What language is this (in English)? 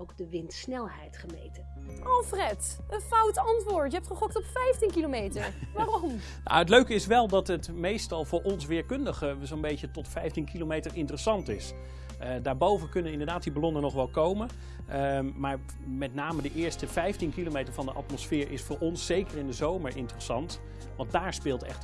Dutch